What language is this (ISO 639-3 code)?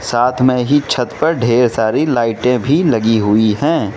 hin